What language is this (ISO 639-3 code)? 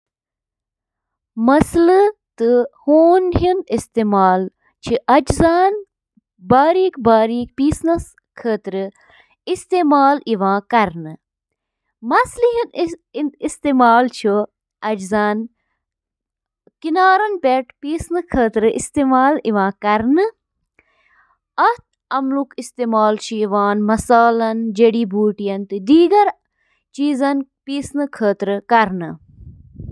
kas